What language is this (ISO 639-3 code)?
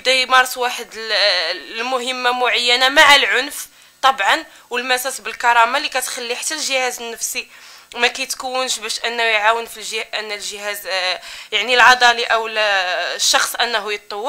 ara